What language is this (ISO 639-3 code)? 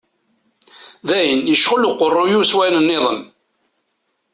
kab